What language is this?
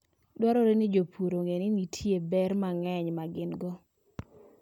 Luo (Kenya and Tanzania)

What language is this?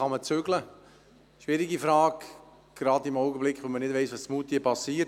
Swiss German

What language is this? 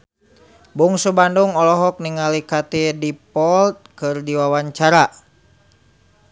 Sundanese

